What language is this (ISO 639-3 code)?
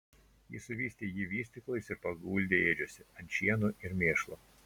lit